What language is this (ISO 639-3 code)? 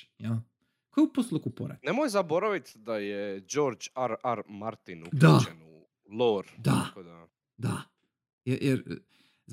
hrv